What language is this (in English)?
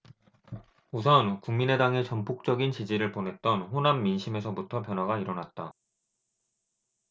Korean